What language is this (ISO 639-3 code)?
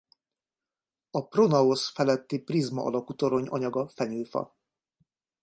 hun